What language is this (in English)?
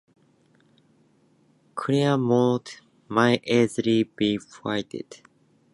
English